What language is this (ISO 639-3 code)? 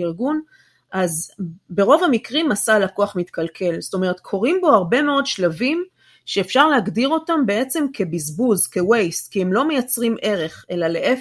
heb